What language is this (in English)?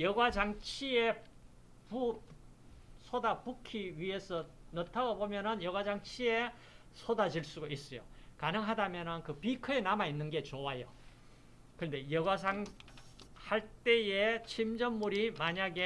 Korean